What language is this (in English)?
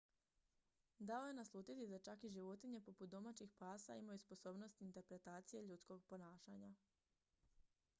Croatian